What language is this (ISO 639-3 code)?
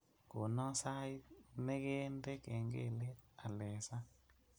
kln